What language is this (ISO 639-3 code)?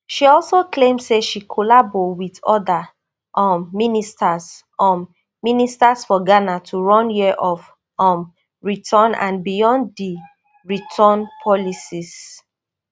pcm